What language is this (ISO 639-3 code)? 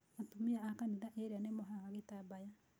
kik